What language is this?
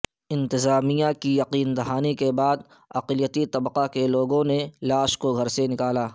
Urdu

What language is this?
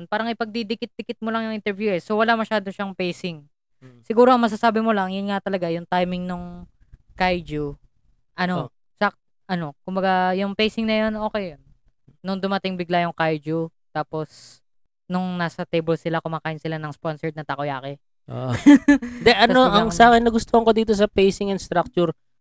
Filipino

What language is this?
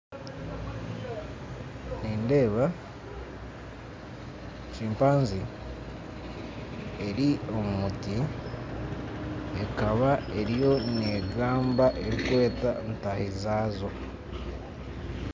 Nyankole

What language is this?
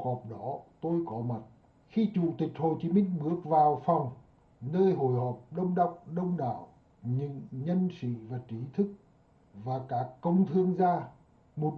Vietnamese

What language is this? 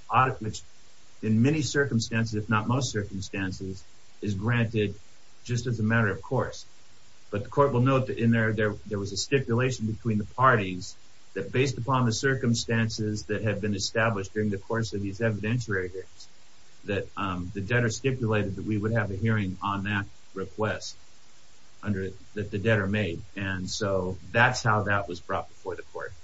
English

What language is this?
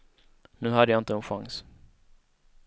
Swedish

